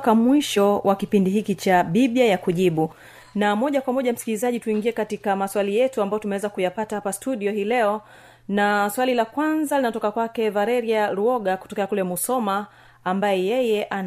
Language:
Swahili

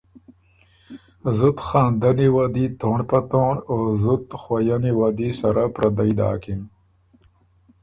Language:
Ormuri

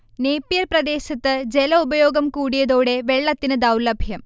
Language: Malayalam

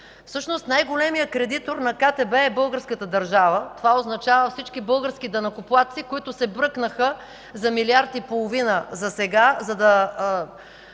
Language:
Bulgarian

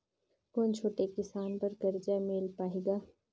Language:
Chhattisgarhi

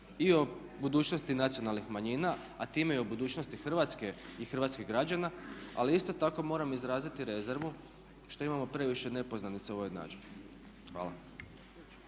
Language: Croatian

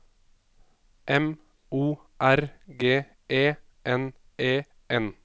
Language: Norwegian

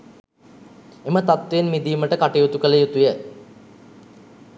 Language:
Sinhala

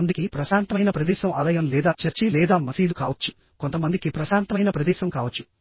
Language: Telugu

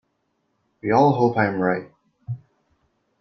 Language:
English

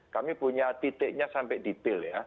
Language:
Indonesian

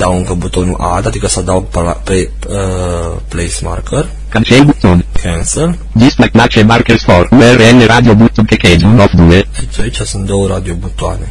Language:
Romanian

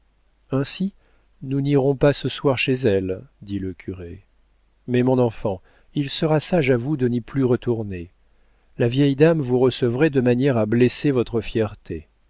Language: French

